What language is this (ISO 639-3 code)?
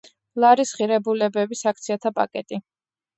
kat